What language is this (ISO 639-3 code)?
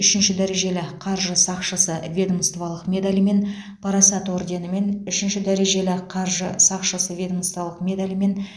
kaz